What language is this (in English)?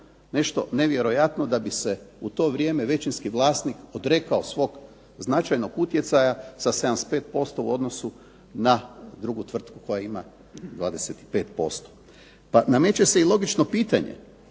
Croatian